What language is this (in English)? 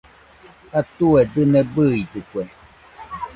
Nüpode Huitoto